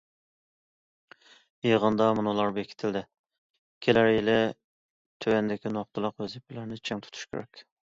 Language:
Uyghur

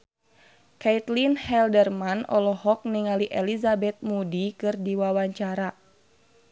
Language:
Sundanese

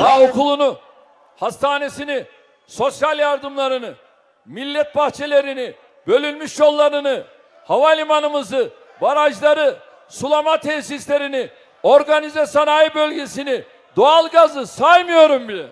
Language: Turkish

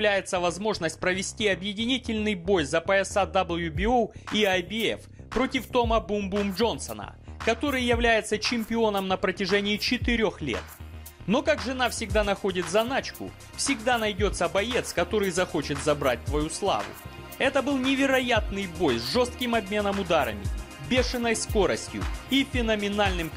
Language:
Russian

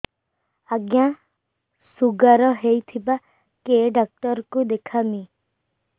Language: Odia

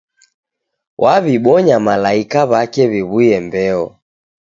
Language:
Taita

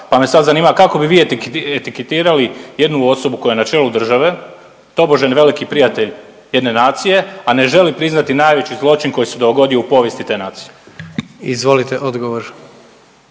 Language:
Croatian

